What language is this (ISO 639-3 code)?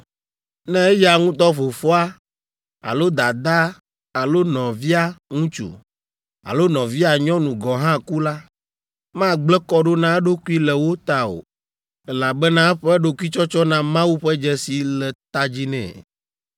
ewe